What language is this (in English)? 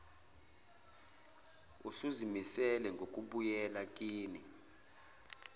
Zulu